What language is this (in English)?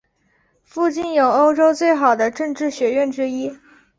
Chinese